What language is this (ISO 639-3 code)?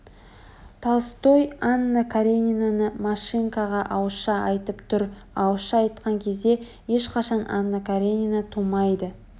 kaz